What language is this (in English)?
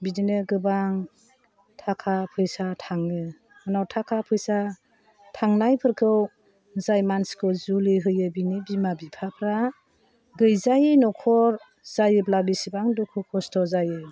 Bodo